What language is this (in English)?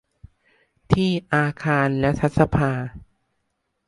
Thai